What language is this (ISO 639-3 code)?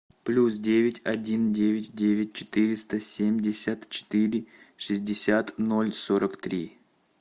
rus